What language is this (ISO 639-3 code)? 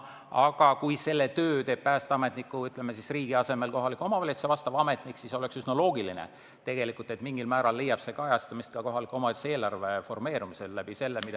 est